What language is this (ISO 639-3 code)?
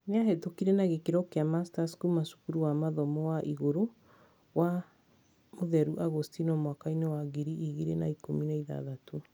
kik